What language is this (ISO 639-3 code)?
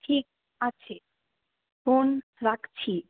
ben